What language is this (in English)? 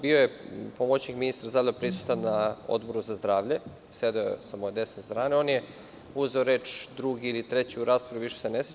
Serbian